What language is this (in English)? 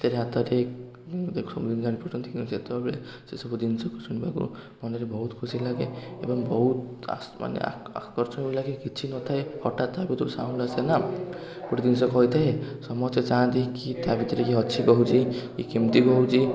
Odia